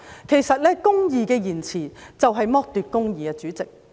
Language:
Cantonese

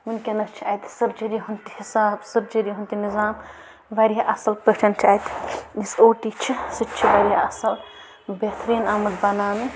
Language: Kashmiri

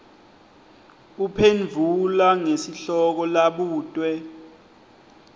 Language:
Swati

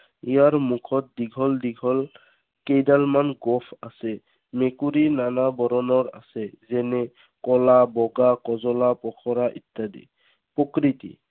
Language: Assamese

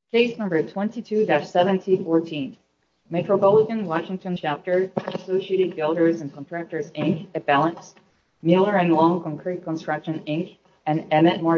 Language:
English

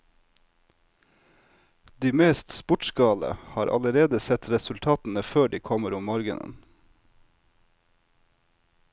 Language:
Norwegian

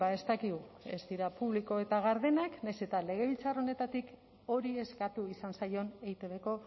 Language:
Basque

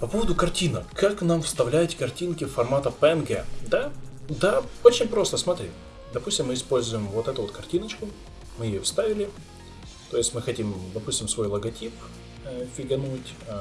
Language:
Russian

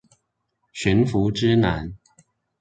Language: Chinese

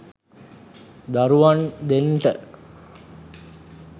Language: Sinhala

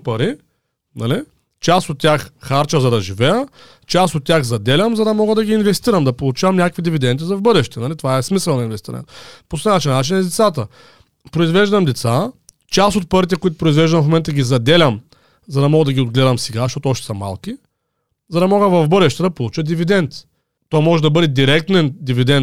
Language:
Bulgarian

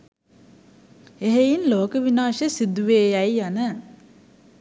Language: Sinhala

